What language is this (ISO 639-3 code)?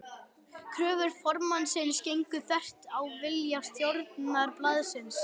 isl